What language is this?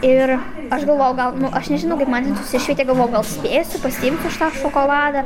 Lithuanian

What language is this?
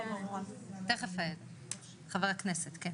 Hebrew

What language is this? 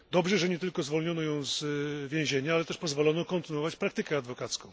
Polish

